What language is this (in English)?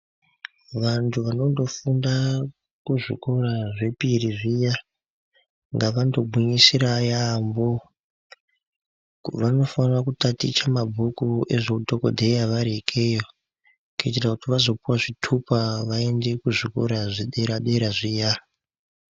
Ndau